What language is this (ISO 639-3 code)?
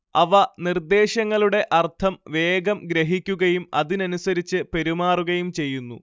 mal